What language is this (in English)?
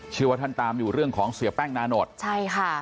Thai